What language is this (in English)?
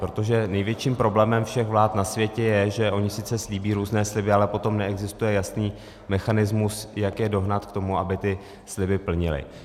Czech